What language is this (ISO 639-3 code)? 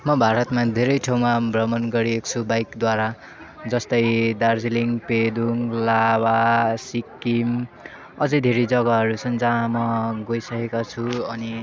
nep